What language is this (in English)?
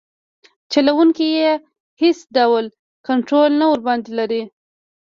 Pashto